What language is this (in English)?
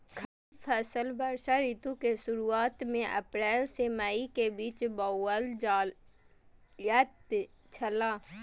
Maithili